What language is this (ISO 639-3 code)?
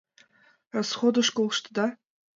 chm